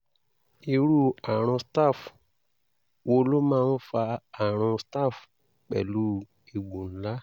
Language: Yoruba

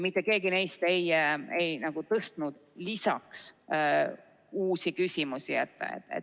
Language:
Estonian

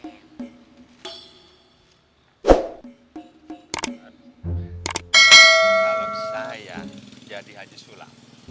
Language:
Indonesian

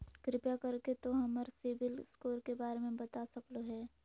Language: Magahi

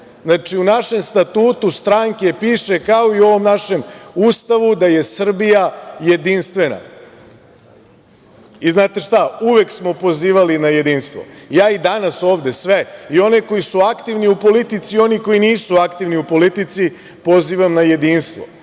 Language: Serbian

